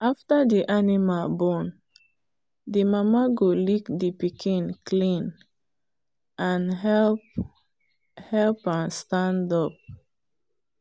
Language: Nigerian Pidgin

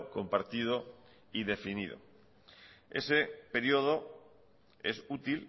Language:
Spanish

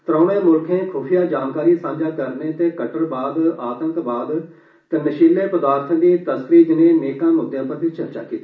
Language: Dogri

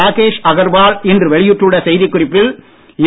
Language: Tamil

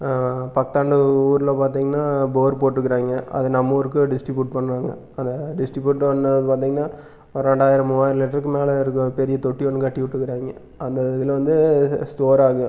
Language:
Tamil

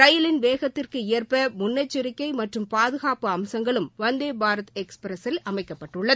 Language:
Tamil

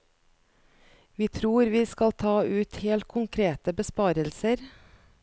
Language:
Norwegian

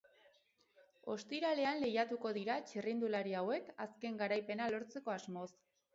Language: Basque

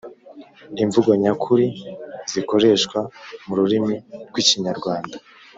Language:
Kinyarwanda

